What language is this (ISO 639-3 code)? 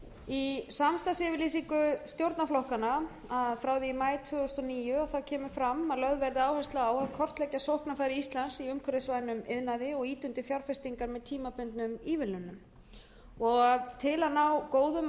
isl